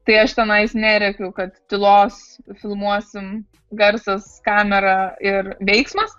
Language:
Lithuanian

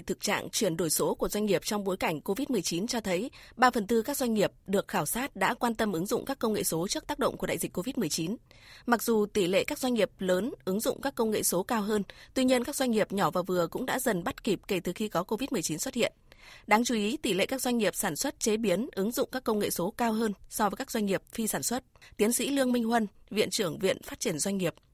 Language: Vietnamese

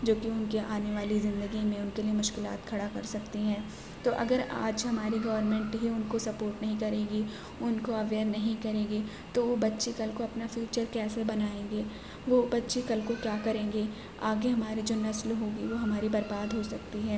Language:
Urdu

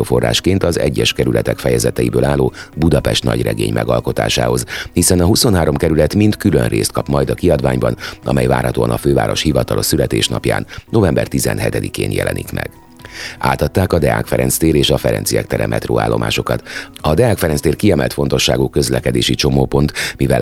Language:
Hungarian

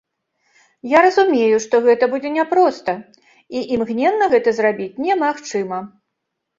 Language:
Belarusian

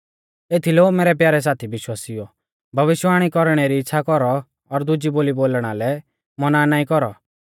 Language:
Mahasu Pahari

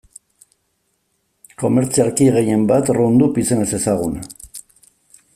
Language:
Basque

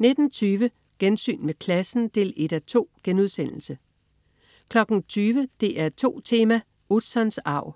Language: Danish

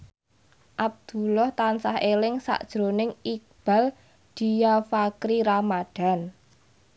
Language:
Javanese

